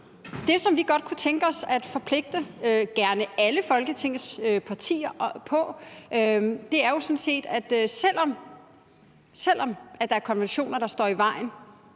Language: Danish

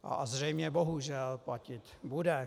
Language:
Czech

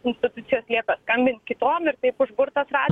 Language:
Lithuanian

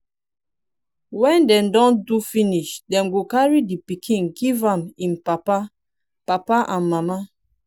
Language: Nigerian Pidgin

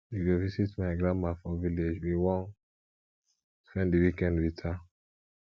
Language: Nigerian Pidgin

